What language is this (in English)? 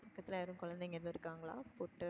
Tamil